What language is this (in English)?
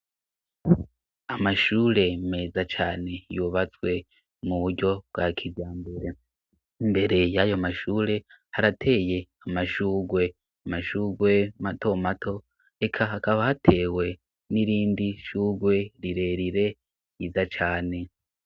Rundi